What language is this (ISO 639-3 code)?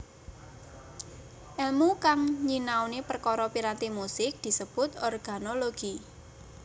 jav